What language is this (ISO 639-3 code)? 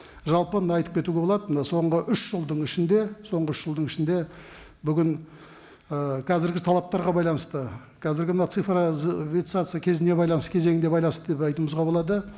kaz